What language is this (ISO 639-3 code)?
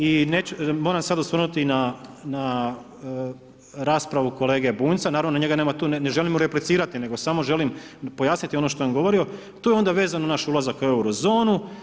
hrv